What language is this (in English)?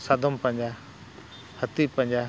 Santali